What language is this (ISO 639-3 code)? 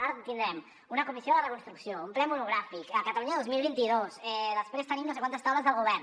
cat